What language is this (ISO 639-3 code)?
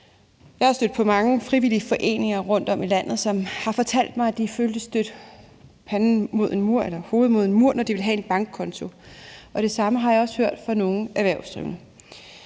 dan